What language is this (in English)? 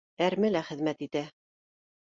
Bashkir